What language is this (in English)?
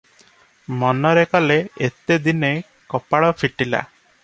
Odia